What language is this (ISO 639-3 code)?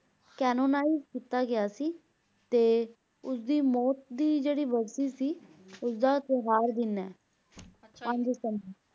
pan